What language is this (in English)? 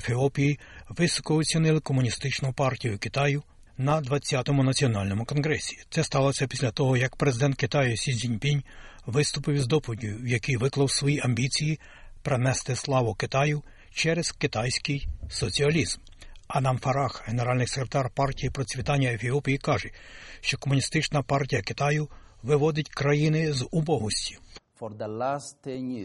Ukrainian